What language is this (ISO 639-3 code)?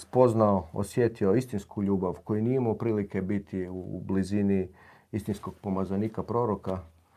hrv